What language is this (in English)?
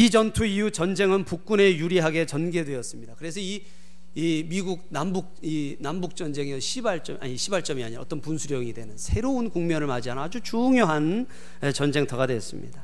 Korean